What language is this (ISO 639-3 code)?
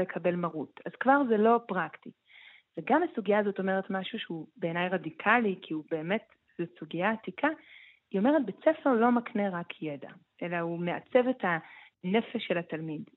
heb